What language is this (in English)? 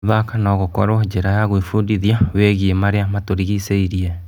Kikuyu